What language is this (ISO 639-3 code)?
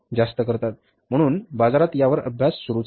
mar